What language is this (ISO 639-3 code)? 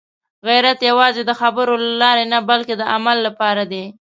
pus